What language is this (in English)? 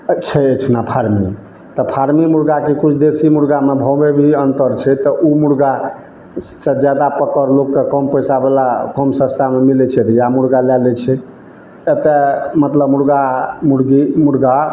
Maithili